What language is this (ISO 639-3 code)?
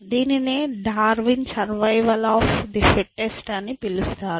tel